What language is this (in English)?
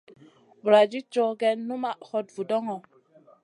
Masana